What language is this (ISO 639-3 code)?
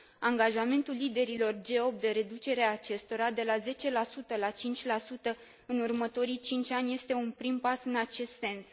ron